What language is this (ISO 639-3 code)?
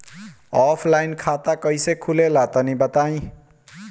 bho